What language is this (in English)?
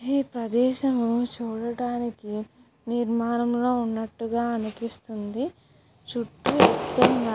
Telugu